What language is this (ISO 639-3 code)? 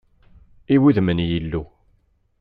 kab